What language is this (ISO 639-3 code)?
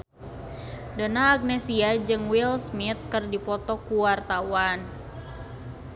sun